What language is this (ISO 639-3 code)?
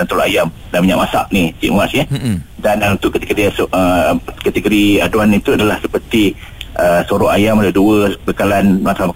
msa